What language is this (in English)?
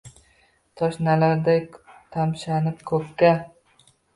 Uzbek